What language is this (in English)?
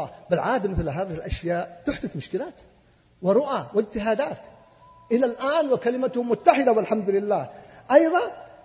Arabic